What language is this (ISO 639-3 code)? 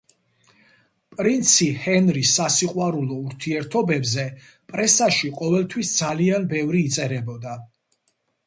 kat